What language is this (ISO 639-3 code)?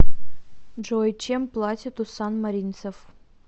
rus